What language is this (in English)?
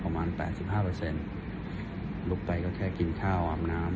Thai